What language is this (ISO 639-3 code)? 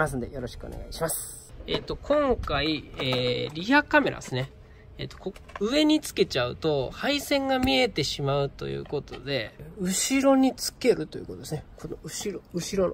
jpn